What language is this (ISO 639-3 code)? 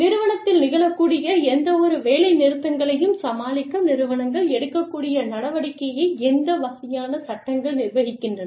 tam